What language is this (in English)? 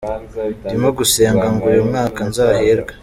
Kinyarwanda